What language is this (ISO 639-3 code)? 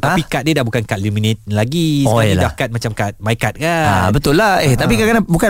msa